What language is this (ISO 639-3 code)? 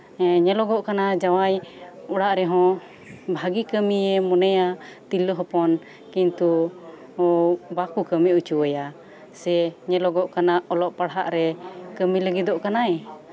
sat